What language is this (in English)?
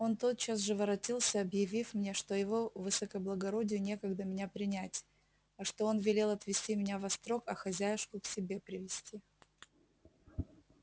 Russian